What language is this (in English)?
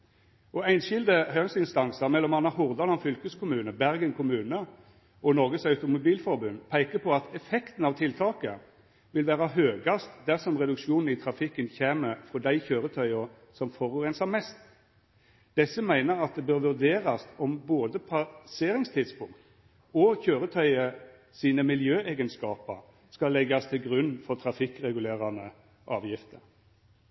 Norwegian Nynorsk